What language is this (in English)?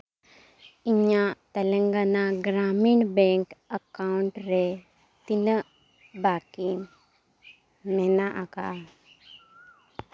Santali